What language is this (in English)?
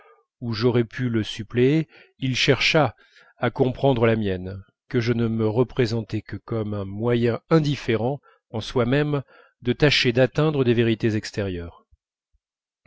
French